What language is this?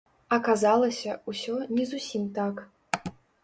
Belarusian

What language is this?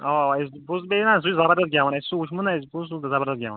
Kashmiri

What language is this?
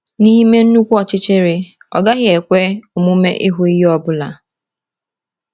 Igbo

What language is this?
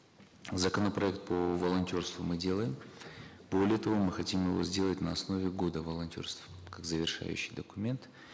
Kazakh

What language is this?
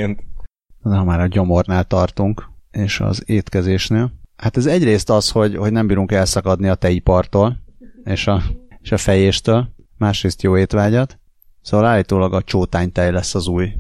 Hungarian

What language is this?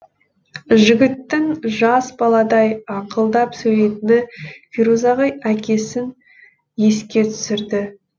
Kazakh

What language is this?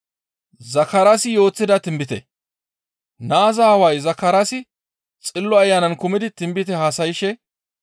Gamo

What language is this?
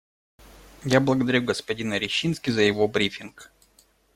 Russian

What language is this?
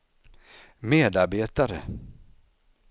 Swedish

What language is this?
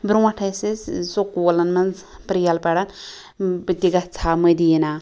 Kashmiri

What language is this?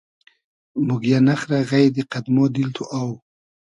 Hazaragi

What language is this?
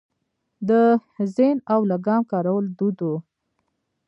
Pashto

